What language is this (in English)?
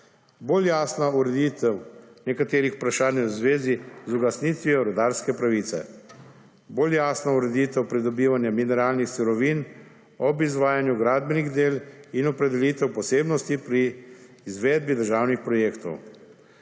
Slovenian